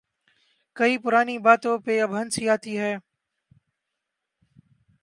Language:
Urdu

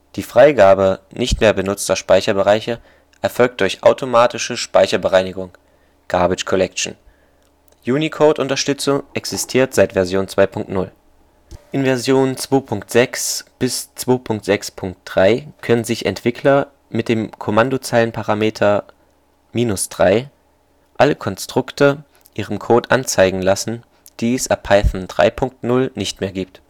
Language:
German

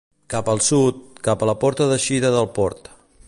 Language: Catalan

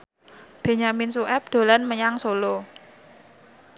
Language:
Javanese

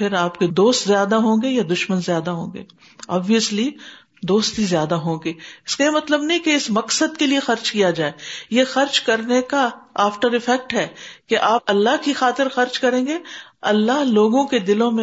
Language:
Urdu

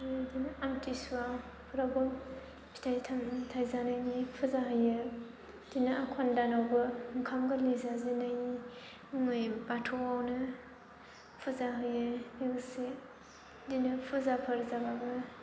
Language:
Bodo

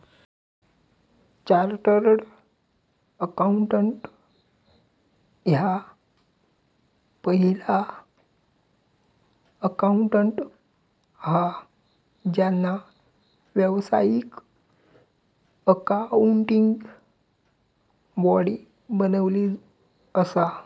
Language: Marathi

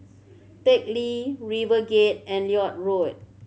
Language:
English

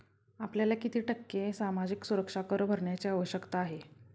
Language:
Marathi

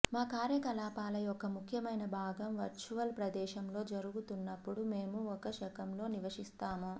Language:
Telugu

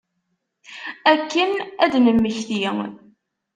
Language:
Kabyle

